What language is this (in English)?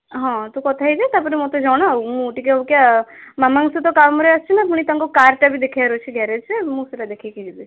Odia